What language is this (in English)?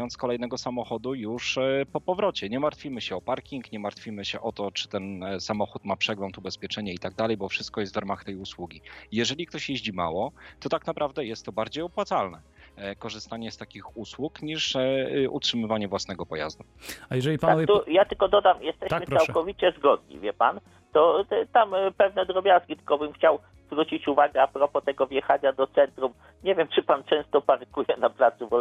Polish